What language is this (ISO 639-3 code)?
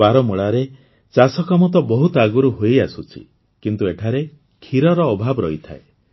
ori